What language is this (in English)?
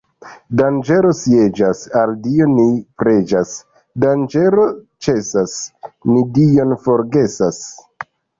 Esperanto